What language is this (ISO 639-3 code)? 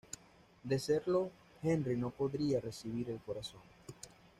spa